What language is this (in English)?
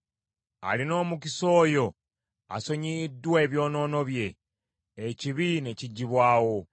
Ganda